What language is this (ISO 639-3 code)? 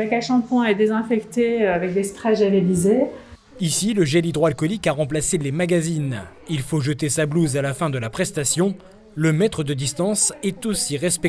fra